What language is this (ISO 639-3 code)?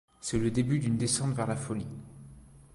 fra